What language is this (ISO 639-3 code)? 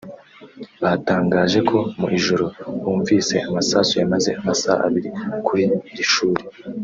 kin